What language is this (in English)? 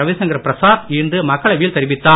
Tamil